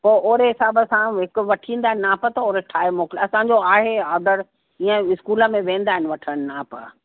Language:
Sindhi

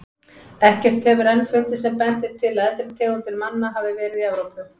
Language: Icelandic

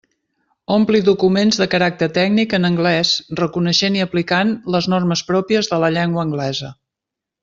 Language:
Catalan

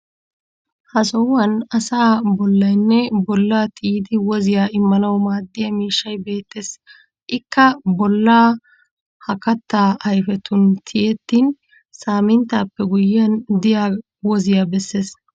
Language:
Wolaytta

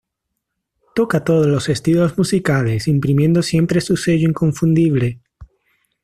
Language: Spanish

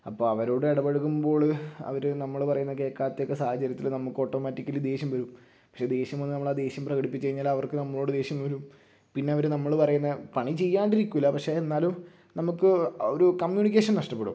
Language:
Malayalam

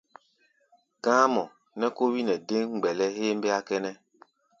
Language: Gbaya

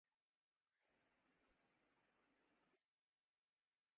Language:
Urdu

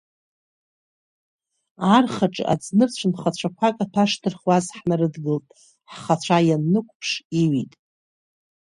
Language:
Abkhazian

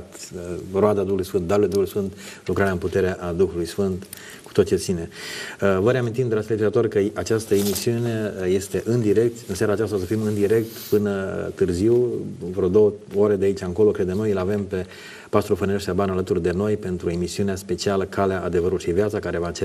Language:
Romanian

